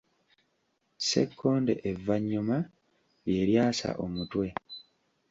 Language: Ganda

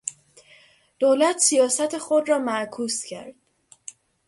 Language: Persian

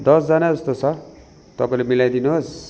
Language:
Nepali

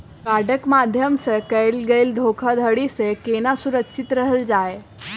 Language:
Maithili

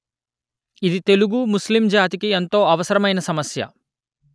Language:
Telugu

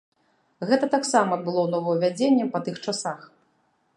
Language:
Belarusian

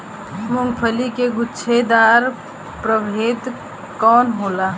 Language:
Bhojpuri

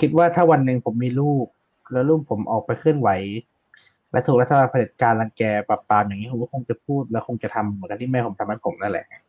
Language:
Thai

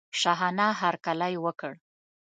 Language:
Pashto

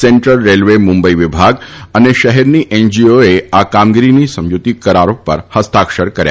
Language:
Gujarati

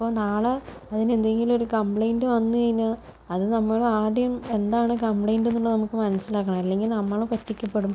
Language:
Malayalam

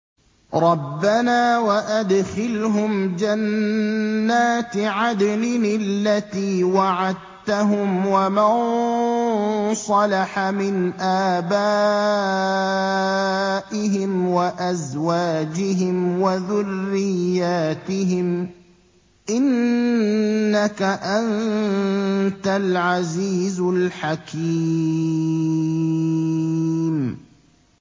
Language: Arabic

